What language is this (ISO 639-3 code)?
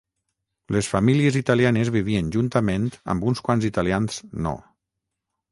cat